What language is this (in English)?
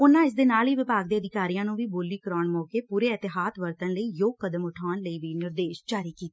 Punjabi